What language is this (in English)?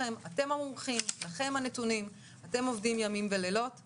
Hebrew